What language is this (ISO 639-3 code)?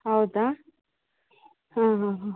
kan